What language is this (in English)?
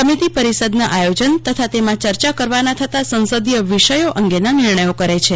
Gujarati